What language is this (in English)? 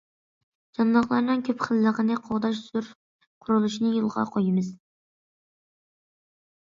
Uyghur